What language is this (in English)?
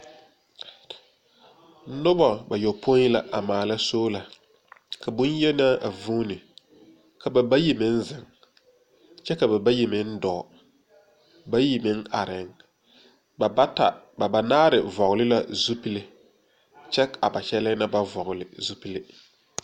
Southern Dagaare